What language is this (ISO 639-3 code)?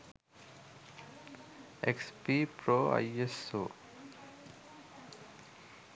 sin